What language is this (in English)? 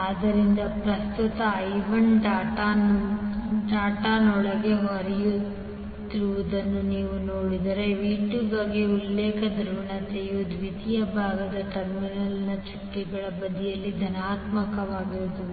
Kannada